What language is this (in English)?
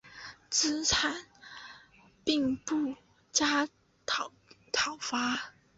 Chinese